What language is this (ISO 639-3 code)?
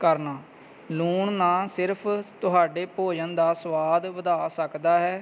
pan